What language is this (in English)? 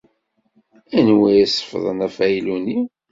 Kabyle